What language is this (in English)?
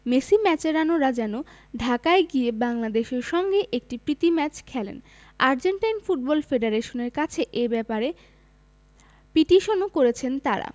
Bangla